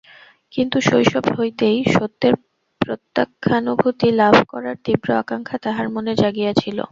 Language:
Bangla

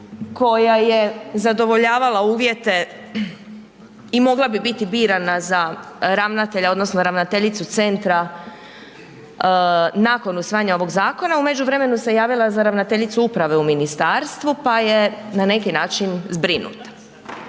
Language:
Croatian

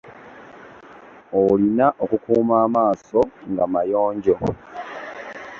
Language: Ganda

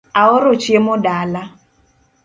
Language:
Luo (Kenya and Tanzania)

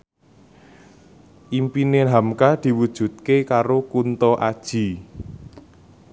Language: Javanese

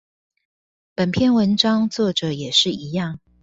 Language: Chinese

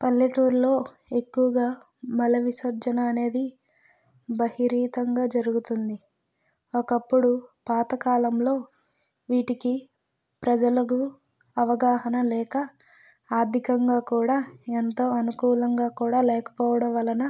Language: Telugu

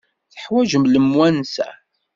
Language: Kabyle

